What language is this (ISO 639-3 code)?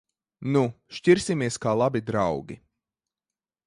lav